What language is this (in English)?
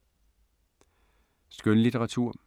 Danish